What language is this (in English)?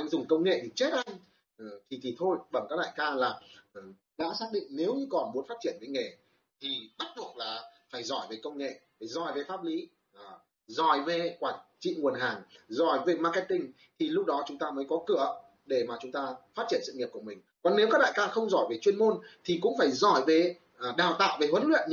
Vietnamese